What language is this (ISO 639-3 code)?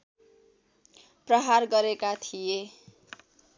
nep